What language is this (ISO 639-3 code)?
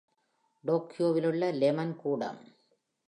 tam